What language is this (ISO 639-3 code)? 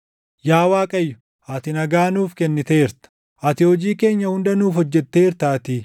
orm